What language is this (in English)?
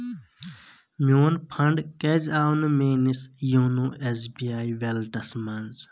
Kashmiri